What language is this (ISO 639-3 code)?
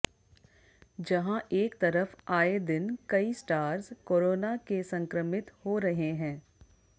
hin